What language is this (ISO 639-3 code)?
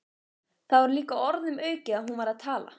isl